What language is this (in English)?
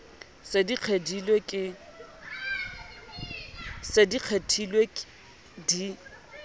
Southern Sotho